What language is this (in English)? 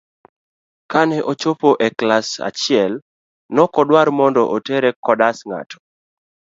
Luo (Kenya and Tanzania)